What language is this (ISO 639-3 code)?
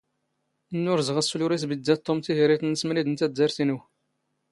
zgh